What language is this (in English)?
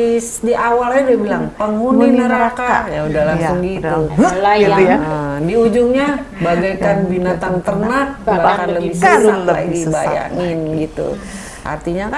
Indonesian